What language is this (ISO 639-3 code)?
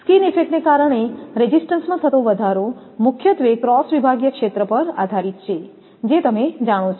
guj